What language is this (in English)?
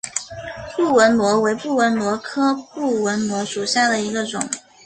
Chinese